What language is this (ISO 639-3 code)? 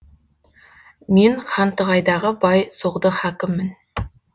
kaz